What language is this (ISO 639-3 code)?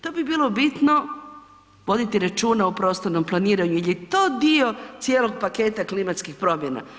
hrv